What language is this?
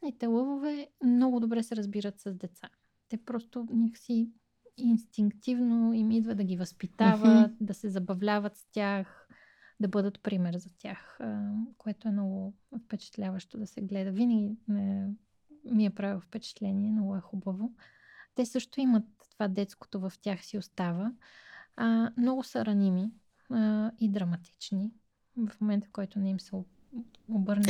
Bulgarian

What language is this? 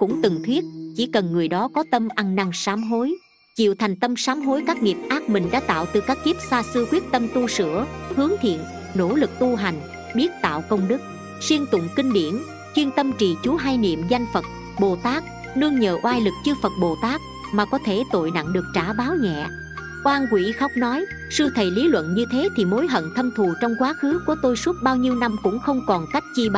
Vietnamese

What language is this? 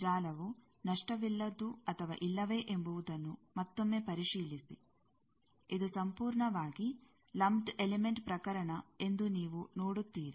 Kannada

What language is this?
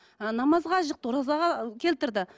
Kazakh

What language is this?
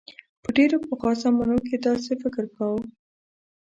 Pashto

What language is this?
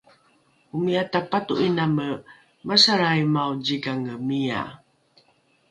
Rukai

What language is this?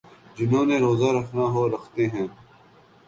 Urdu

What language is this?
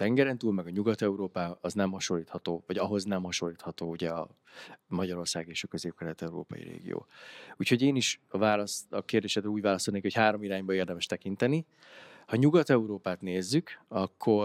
Hungarian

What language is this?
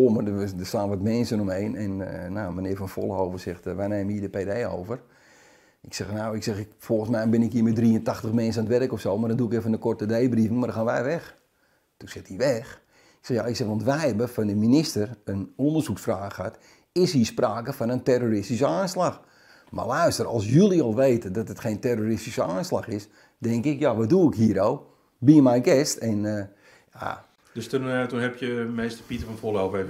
Dutch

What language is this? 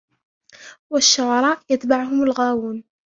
Arabic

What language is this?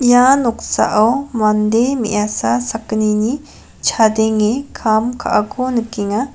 Garo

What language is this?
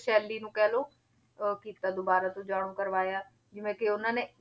Punjabi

